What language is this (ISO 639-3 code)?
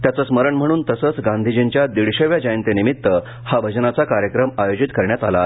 mar